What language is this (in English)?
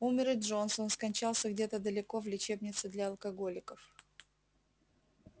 Russian